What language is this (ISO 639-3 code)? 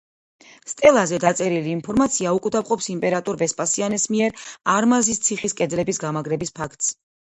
kat